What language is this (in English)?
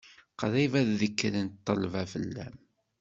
Kabyle